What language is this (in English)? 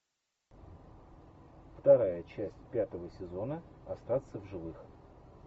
Russian